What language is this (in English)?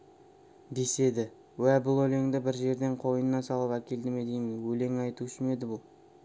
Kazakh